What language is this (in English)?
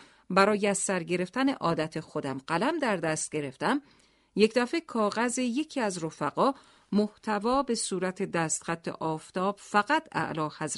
Persian